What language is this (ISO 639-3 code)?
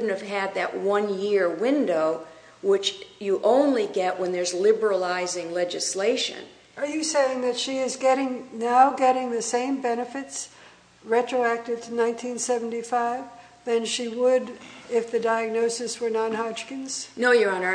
eng